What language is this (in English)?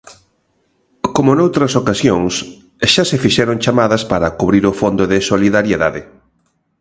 Galician